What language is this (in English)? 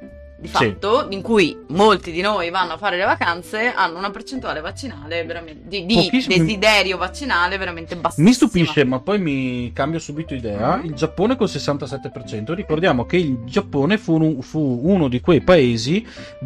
Italian